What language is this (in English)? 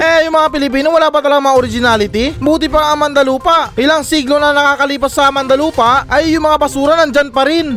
Filipino